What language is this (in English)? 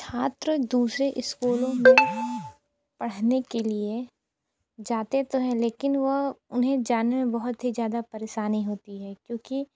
Hindi